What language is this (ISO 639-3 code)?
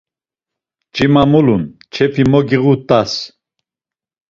lzz